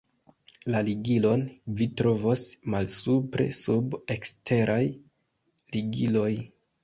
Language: Esperanto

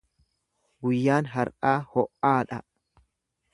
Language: Oromo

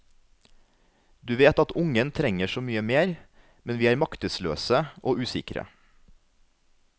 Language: Norwegian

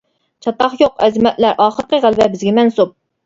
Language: Uyghur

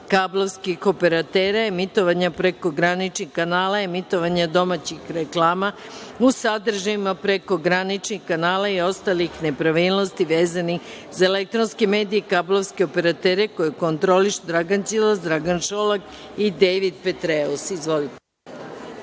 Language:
Serbian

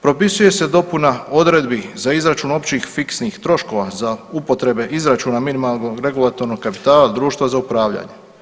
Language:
Croatian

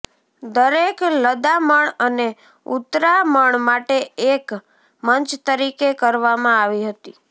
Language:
Gujarati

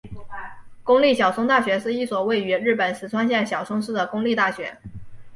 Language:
Chinese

